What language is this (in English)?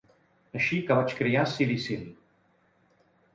Catalan